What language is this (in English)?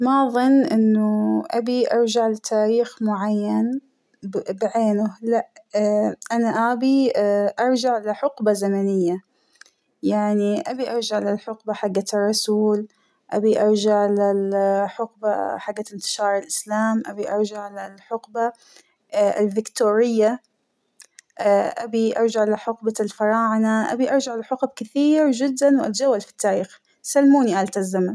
Hijazi Arabic